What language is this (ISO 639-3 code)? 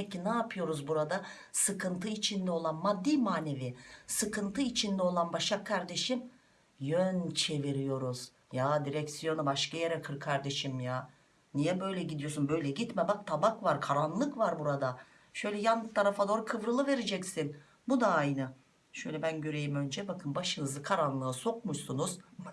tur